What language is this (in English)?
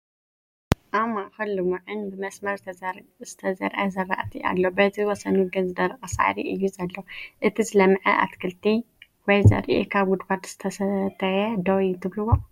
Tigrinya